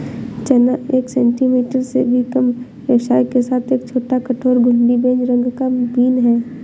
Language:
Hindi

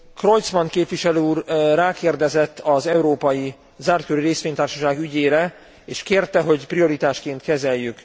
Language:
Hungarian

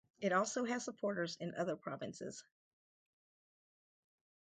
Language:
English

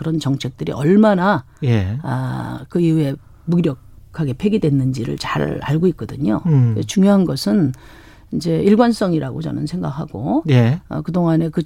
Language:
Korean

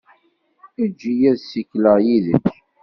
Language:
Kabyle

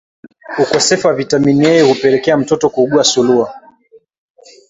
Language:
Swahili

